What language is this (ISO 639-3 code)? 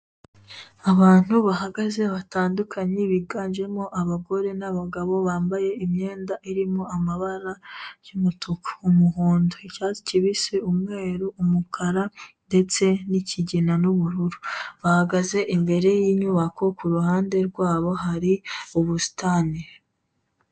kin